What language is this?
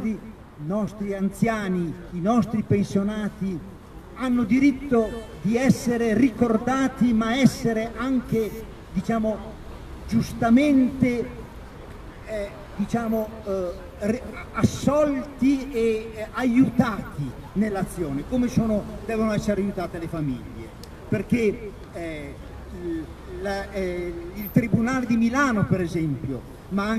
Italian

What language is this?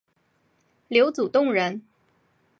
Chinese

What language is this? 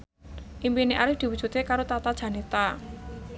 Javanese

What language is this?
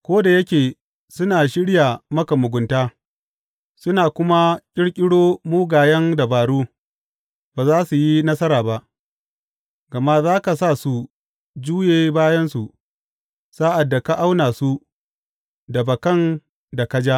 Hausa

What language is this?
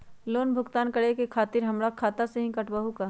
Magahi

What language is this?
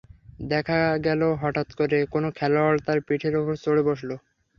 Bangla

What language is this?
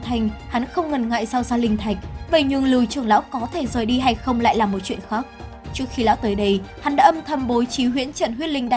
Vietnamese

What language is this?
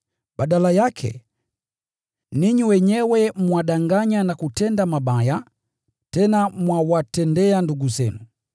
Swahili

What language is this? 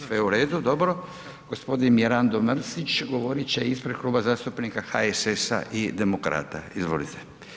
Croatian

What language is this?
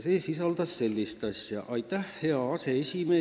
Estonian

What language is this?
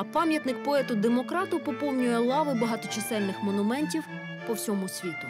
Ukrainian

